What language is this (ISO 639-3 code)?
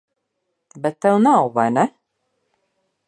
lav